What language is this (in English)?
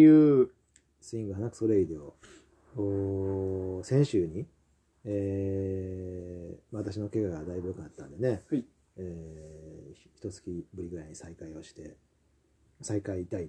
Japanese